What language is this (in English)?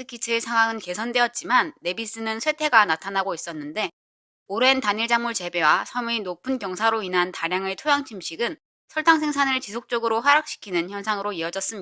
Korean